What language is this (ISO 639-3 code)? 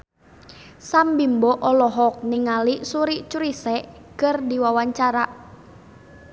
sun